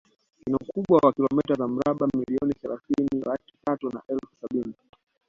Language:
Swahili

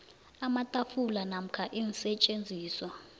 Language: South Ndebele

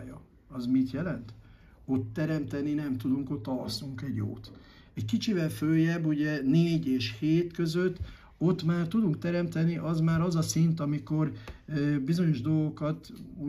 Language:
Hungarian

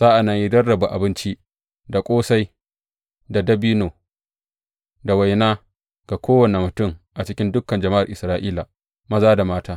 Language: Hausa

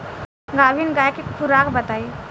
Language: Bhojpuri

